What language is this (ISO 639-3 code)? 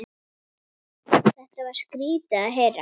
isl